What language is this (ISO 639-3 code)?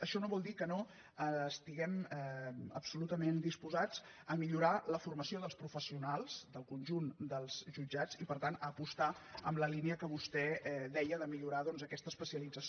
cat